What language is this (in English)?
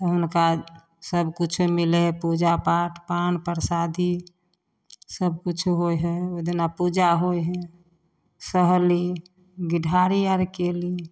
Maithili